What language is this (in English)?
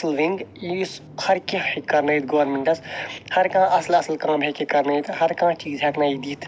Kashmiri